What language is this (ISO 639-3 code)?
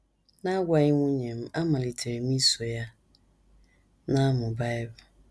ibo